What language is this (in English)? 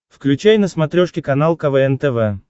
Russian